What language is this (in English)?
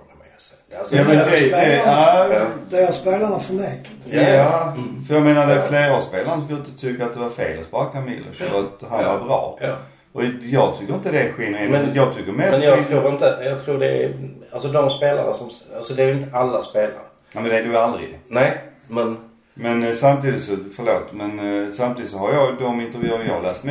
Swedish